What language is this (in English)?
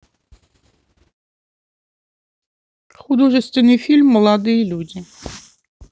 Russian